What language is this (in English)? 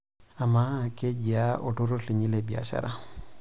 Masai